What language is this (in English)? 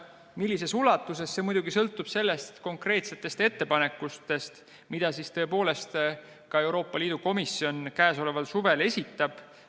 Estonian